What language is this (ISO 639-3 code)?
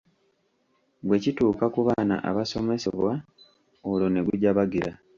lug